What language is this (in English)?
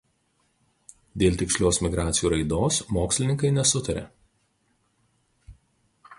Lithuanian